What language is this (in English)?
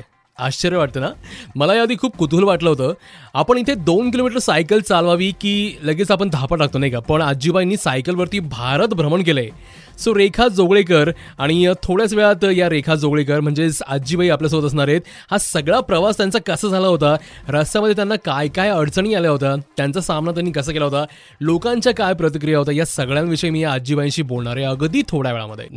Hindi